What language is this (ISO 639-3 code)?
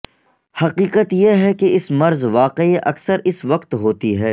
urd